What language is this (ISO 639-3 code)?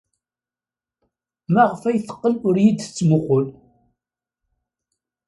kab